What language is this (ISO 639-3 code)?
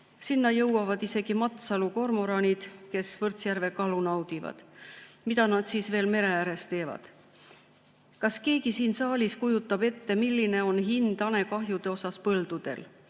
est